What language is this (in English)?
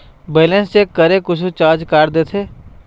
Chhattisgarhi